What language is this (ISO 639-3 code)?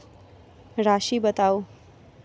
mai